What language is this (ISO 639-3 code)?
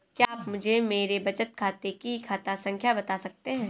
hin